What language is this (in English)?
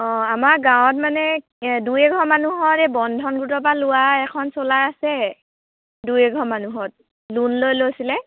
Assamese